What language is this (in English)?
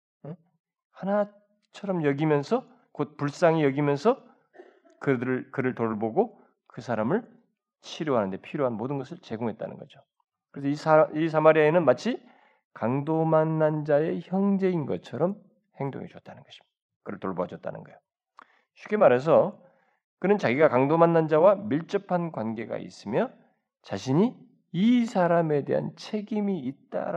Korean